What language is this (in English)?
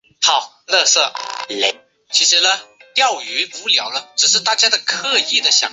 Chinese